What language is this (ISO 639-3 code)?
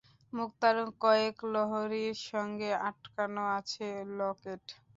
ben